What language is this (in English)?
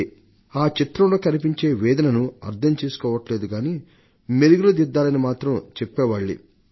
Telugu